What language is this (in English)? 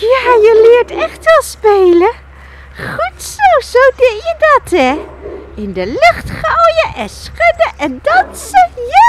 Dutch